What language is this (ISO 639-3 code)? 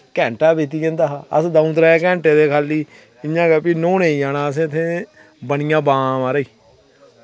doi